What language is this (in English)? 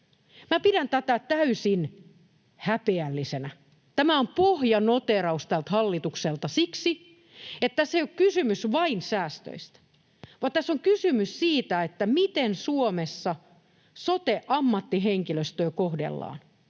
Finnish